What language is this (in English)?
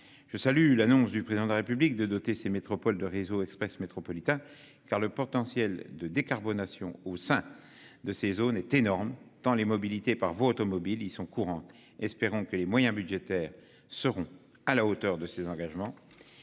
French